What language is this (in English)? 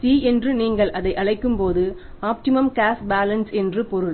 Tamil